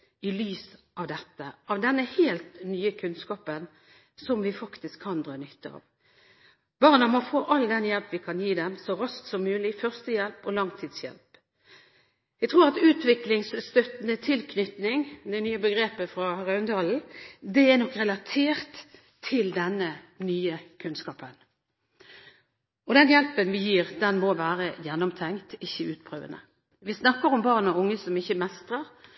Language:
Norwegian Bokmål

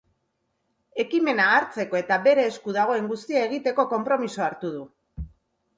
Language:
Basque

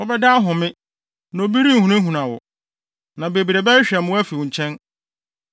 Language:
Akan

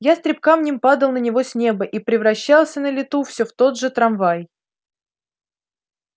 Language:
Russian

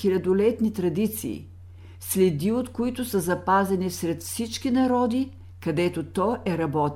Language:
Bulgarian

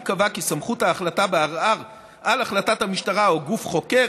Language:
Hebrew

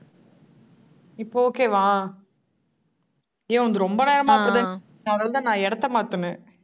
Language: Tamil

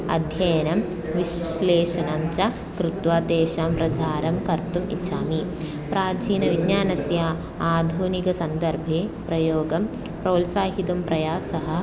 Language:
Sanskrit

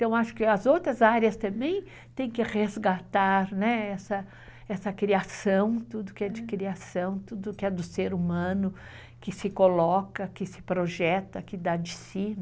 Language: Portuguese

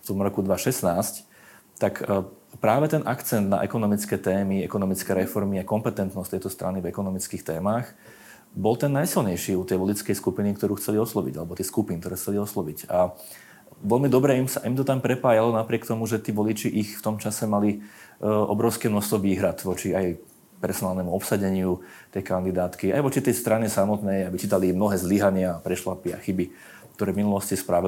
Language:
Slovak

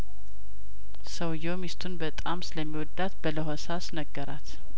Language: Amharic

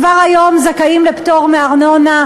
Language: Hebrew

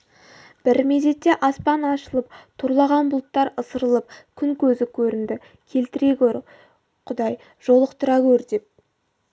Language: Kazakh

